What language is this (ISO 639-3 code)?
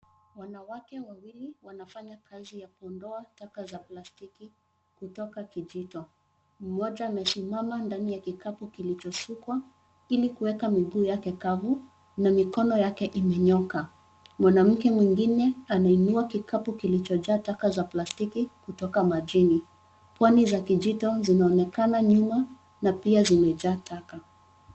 swa